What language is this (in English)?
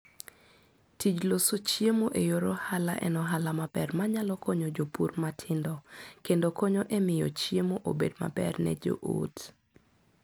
Luo (Kenya and Tanzania)